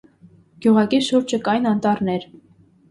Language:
Armenian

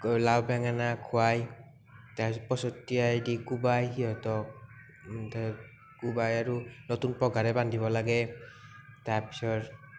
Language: Assamese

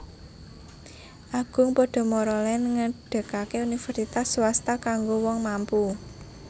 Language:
Javanese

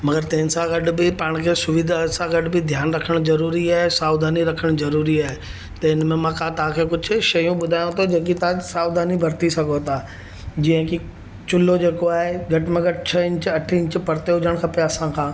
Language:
Sindhi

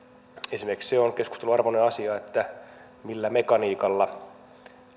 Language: Finnish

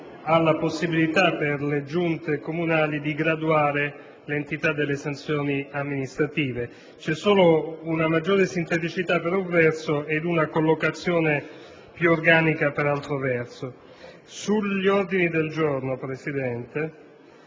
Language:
Italian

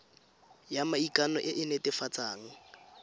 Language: Tswana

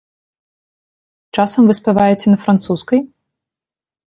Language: Belarusian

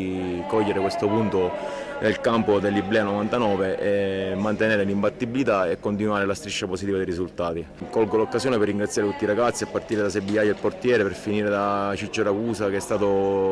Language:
Italian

